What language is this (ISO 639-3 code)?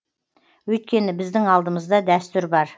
kaz